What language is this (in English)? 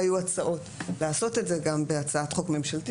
Hebrew